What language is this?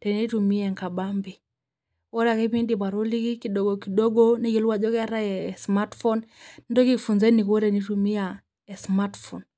Masai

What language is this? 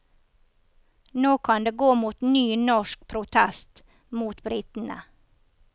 Norwegian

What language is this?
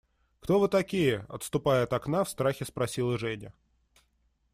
Russian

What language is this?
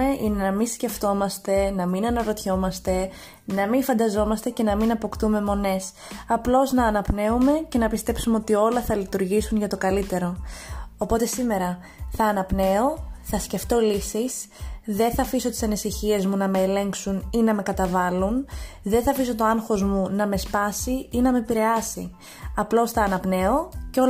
Greek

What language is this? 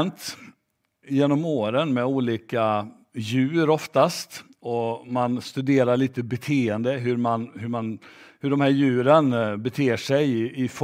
Swedish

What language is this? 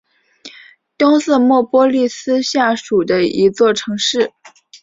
Chinese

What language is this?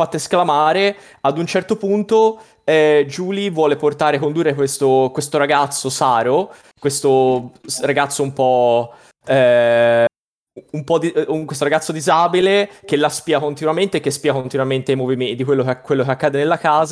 Italian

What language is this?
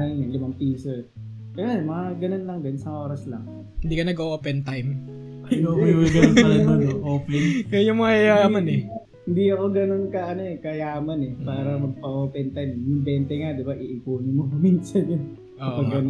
Filipino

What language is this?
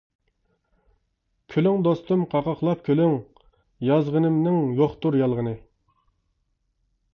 Uyghur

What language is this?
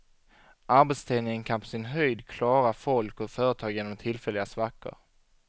Swedish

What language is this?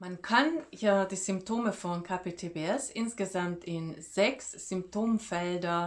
German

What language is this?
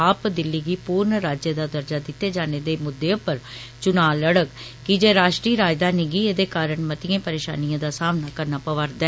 Dogri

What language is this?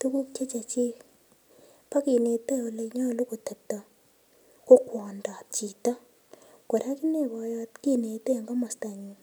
Kalenjin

